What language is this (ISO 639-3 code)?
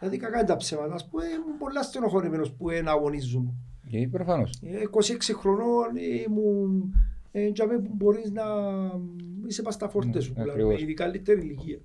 ell